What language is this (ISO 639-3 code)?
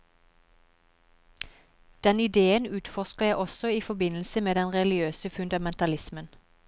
nor